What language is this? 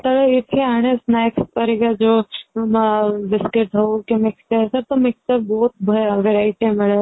Odia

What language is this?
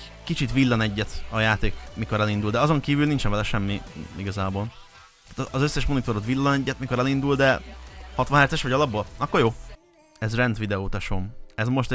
Hungarian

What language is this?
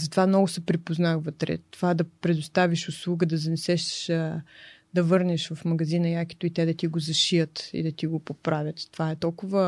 Bulgarian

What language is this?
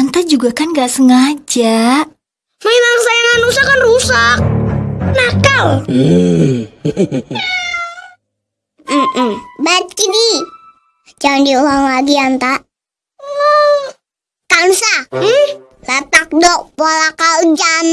Indonesian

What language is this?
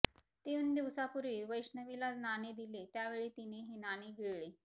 Marathi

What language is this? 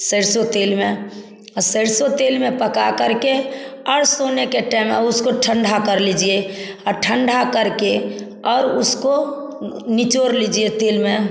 Hindi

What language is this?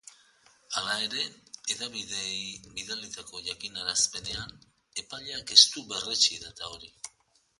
Basque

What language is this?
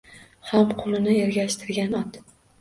Uzbek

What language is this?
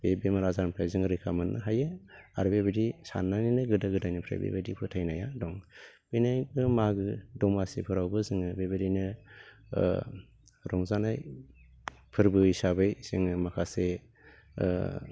Bodo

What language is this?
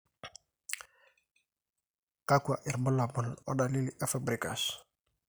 Masai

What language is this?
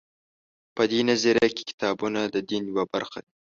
Pashto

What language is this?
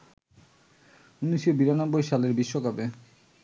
Bangla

